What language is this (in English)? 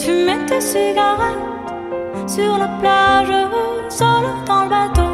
French